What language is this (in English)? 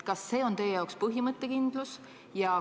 Estonian